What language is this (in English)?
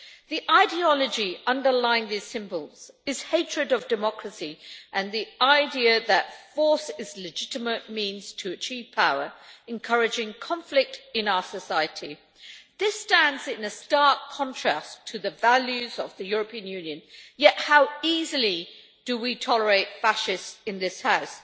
English